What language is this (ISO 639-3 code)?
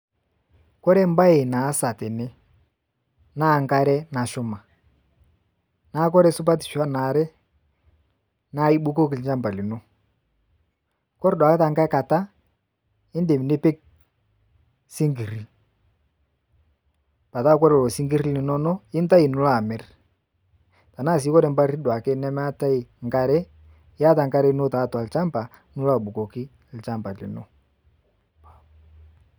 mas